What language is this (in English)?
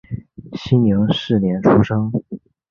Chinese